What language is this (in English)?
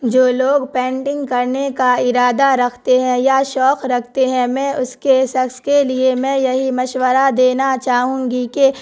Urdu